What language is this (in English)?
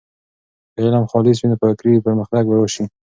Pashto